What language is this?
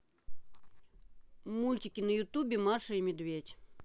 Russian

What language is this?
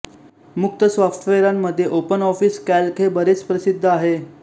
Marathi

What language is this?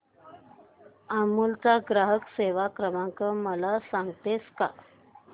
Marathi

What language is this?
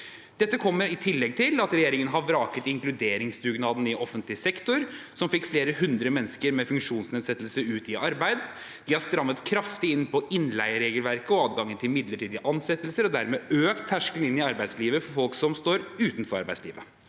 Norwegian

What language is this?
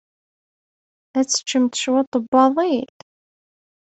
Kabyle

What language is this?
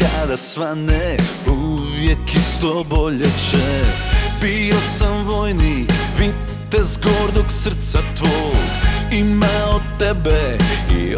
Croatian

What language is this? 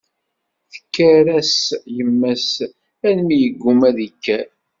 Kabyle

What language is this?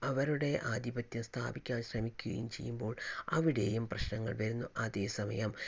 Malayalam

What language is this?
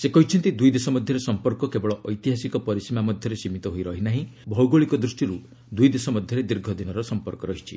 Odia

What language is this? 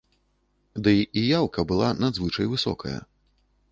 Belarusian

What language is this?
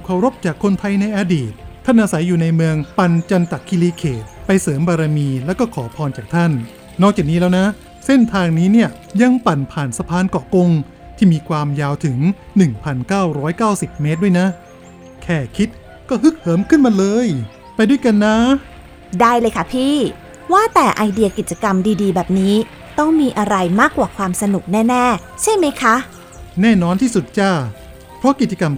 Thai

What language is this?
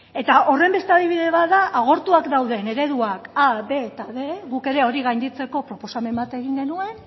Basque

